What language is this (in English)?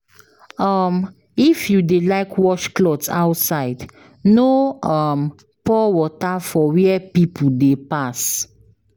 Nigerian Pidgin